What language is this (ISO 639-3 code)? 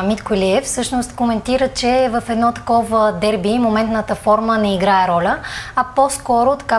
bul